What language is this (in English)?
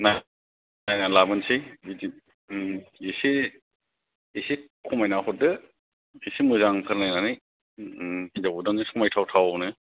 Bodo